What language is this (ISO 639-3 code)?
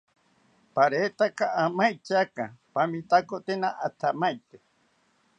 cpy